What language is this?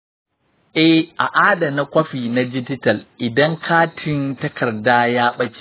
Hausa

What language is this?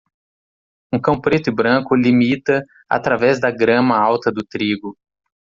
Portuguese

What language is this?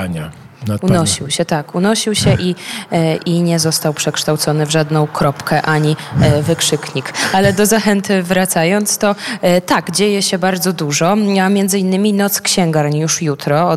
Polish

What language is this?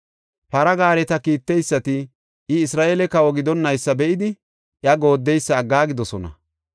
Gofa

